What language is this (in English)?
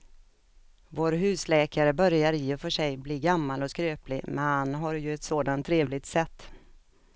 Swedish